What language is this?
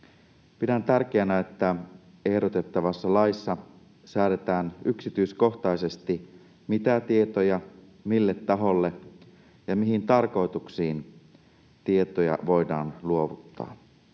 Finnish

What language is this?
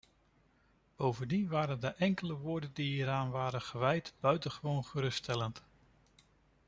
Dutch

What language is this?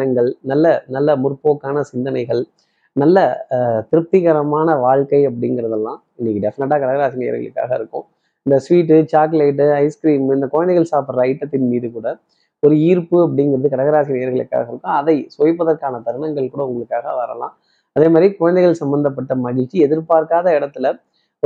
Tamil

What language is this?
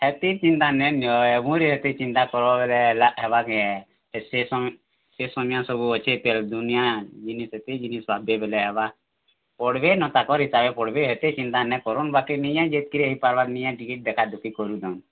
Odia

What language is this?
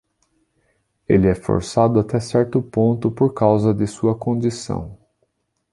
Portuguese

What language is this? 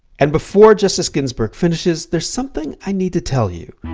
English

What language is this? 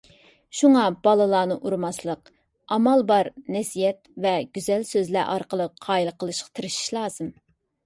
Uyghur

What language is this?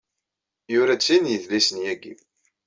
Kabyle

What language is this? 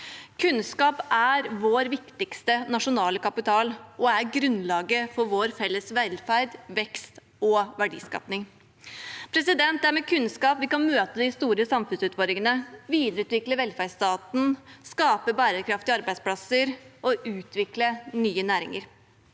Norwegian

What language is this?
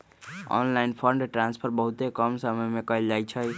Magahi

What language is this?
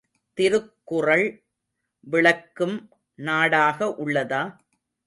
Tamil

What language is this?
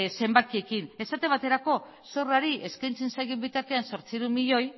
Basque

